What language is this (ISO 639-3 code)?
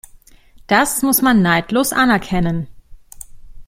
deu